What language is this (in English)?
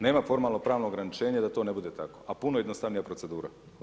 Croatian